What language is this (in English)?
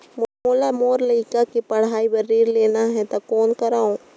Chhattisgarhi